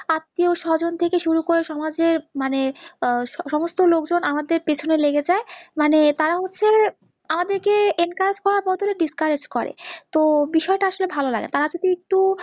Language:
Bangla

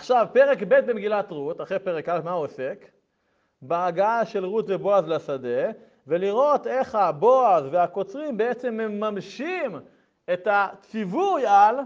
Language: Hebrew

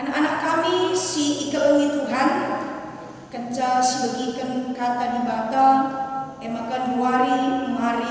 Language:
Indonesian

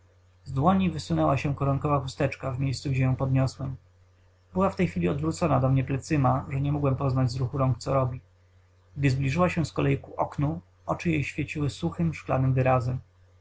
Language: Polish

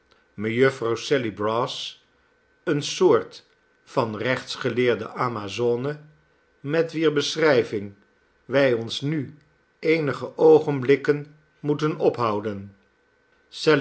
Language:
Dutch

